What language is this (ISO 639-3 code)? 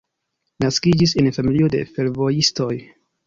epo